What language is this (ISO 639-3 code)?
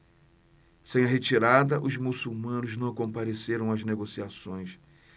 por